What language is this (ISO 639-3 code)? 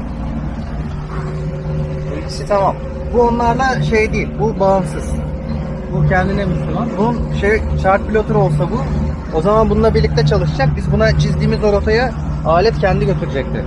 tur